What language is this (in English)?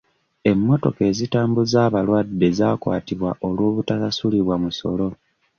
Ganda